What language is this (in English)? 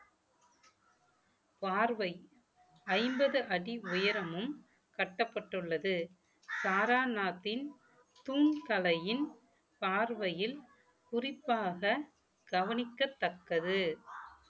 Tamil